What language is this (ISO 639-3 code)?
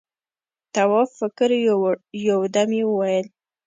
pus